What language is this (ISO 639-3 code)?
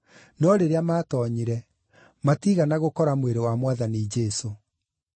kik